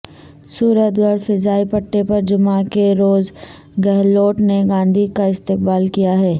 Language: Urdu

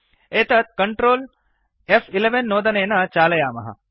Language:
Sanskrit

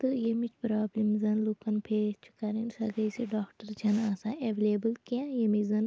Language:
Kashmiri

